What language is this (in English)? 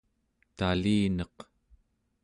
Central Yupik